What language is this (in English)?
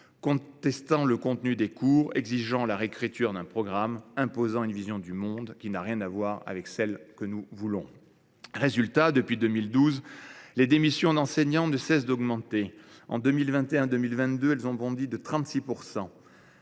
French